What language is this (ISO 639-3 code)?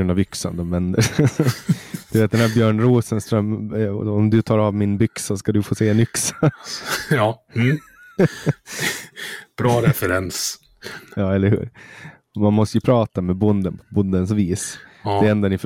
swe